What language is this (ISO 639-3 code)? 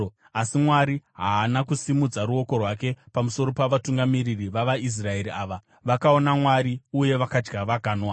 sna